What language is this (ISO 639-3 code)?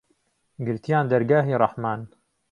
ckb